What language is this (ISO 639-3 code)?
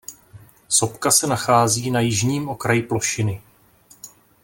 ces